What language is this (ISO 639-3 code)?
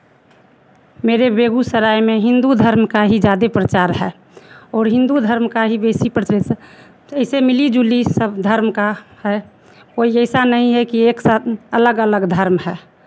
hin